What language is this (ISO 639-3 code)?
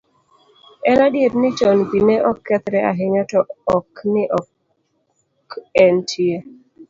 luo